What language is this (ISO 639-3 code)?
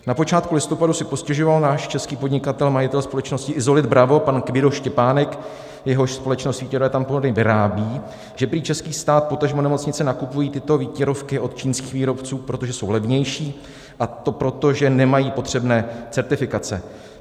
ces